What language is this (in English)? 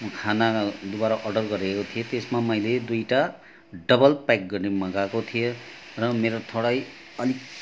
Nepali